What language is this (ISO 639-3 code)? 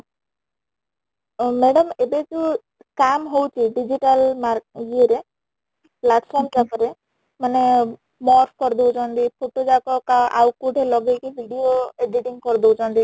ori